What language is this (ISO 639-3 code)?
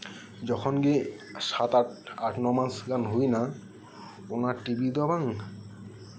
sat